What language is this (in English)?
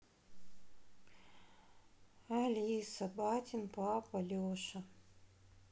Russian